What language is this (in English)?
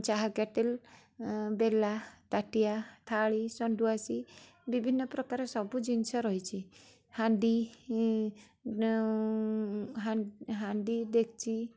Odia